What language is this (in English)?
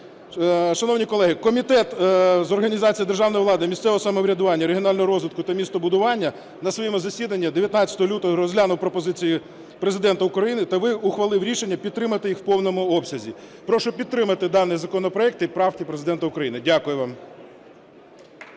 Ukrainian